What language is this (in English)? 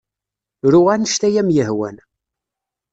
Kabyle